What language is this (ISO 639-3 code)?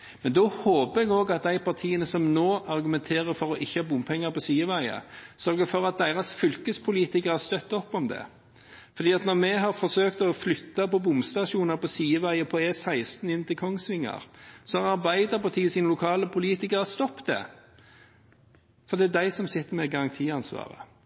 nob